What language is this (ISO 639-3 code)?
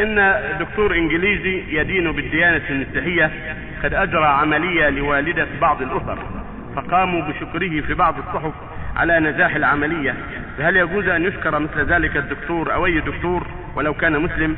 ara